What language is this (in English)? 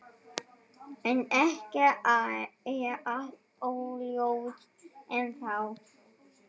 Icelandic